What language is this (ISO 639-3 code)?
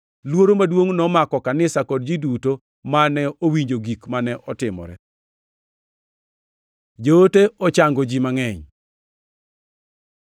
luo